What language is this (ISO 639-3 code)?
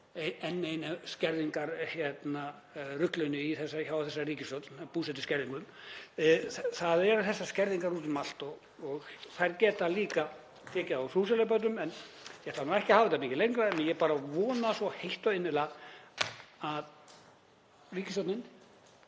isl